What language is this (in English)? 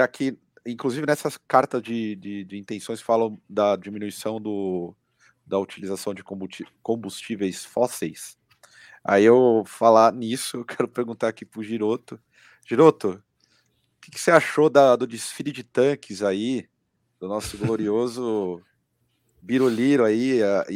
Portuguese